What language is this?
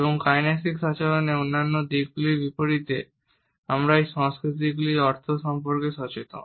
Bangla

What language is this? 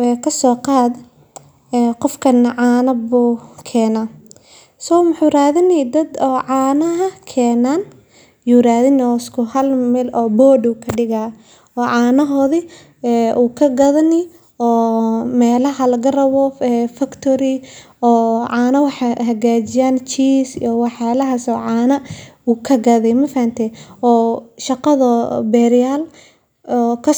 Somali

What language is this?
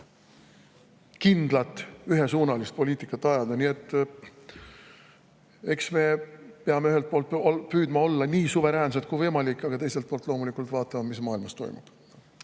Estonian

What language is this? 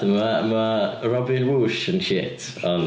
Welsh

